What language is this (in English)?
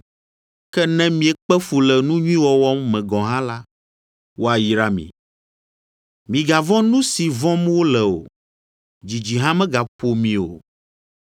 Ewe